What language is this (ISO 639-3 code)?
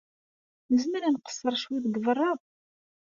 kab